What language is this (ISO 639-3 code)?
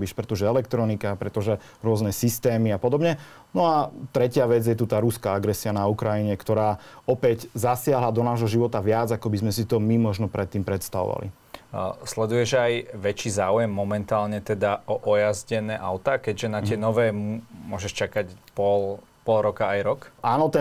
slk